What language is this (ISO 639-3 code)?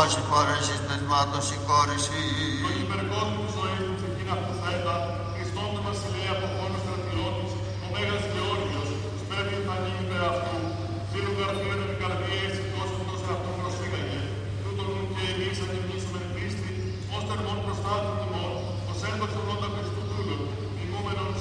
ell